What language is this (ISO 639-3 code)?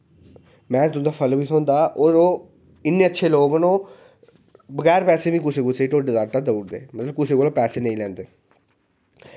doi